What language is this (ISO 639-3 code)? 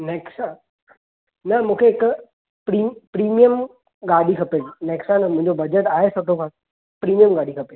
snd